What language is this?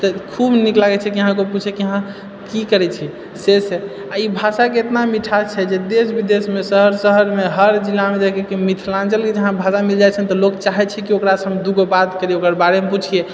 Maithili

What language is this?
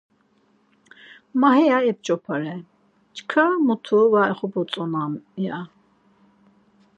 Laz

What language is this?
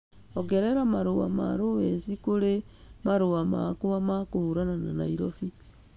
Kikuyu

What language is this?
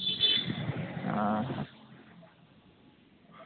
Santali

